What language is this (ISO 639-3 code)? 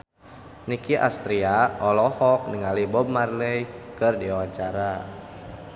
sun